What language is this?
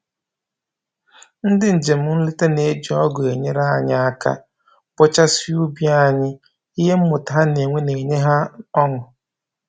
Igbo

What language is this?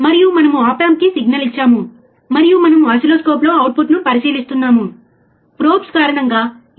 Telugu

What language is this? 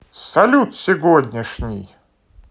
Russian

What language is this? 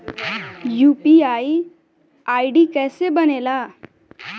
Bhojpuri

